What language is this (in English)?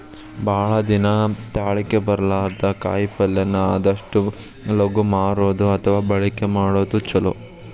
Kannada